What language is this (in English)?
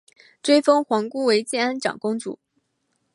Chinese